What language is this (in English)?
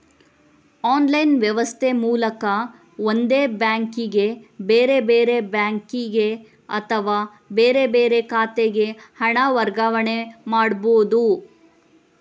Kannada